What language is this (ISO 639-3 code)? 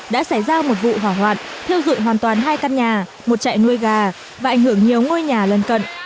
vie